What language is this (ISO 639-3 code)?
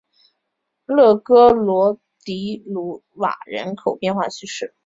zho